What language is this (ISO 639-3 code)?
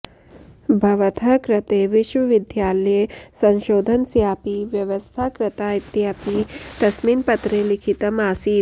san